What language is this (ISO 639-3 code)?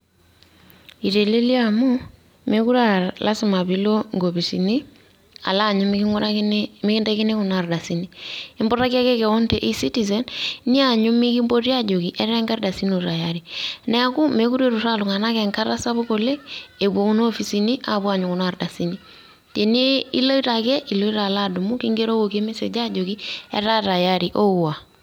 mas